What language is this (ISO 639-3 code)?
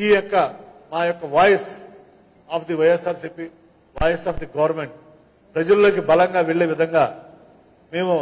tel